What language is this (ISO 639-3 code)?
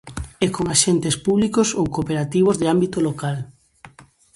glg